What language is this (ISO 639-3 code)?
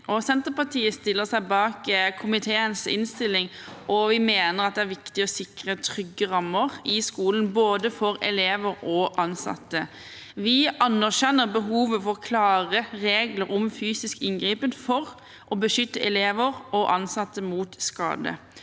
nor